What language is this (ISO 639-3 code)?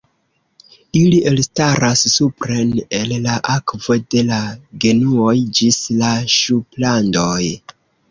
epo